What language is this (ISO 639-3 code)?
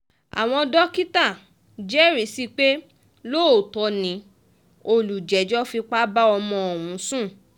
yor